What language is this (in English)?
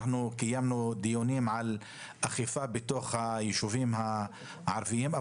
Hebrew